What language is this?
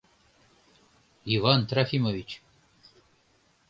Mari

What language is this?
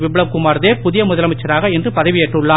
Tamil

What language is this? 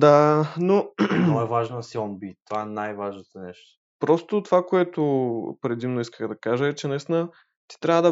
Bulgarian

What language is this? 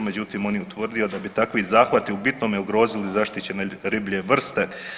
Croatian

